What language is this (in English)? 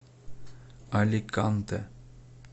Russian